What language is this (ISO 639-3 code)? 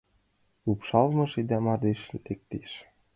chm